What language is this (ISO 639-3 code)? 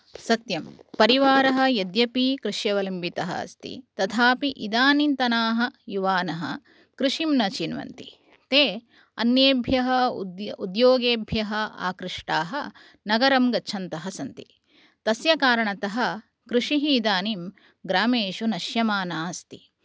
san